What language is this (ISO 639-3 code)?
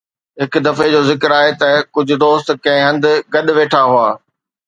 snd